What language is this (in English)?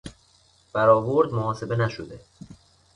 Persian